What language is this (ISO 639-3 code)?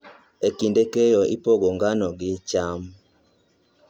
luo